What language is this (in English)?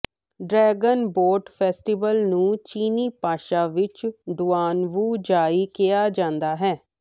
Punjabi